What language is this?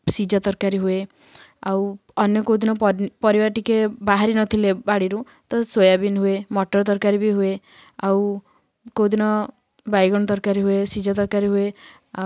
Odia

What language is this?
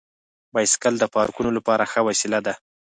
Pashto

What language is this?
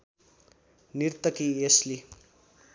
Nepali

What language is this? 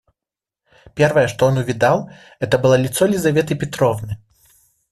Russian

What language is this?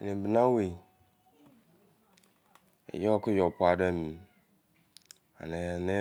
Izon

